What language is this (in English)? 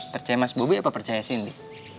Indonesian